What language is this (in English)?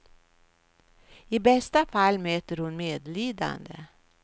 Swedish